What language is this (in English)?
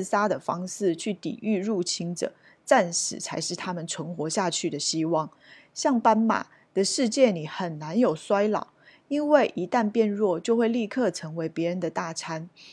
Chinese